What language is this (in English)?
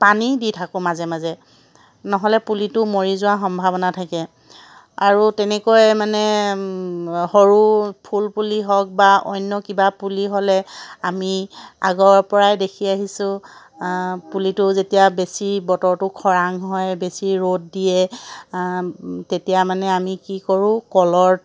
Assamese